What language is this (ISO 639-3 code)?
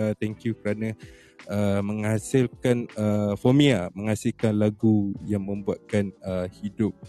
msa